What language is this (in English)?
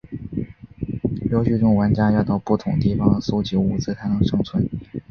Chinese